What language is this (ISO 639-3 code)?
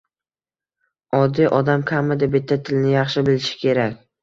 uzb